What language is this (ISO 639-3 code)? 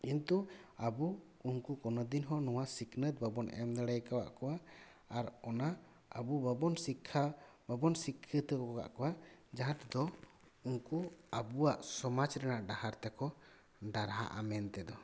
sat